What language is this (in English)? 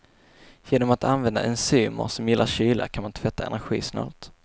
Swedish